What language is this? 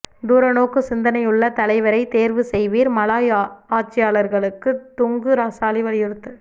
Tamil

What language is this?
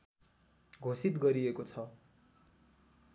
Nepali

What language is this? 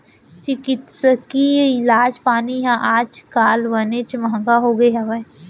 Chhattisgarhi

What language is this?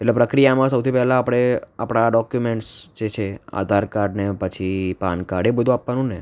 Gujarati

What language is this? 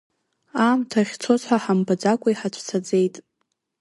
Abkhazian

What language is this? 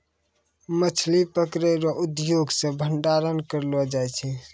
Maithili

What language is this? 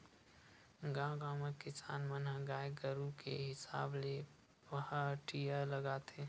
Chhattisgarhi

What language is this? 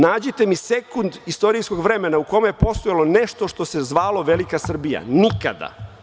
Serbian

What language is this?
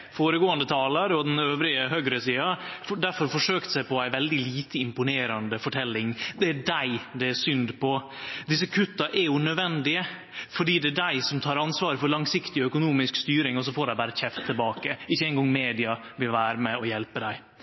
Norwegian Nynorsk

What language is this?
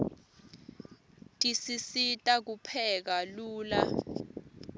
Swati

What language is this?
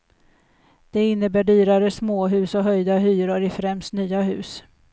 Swedish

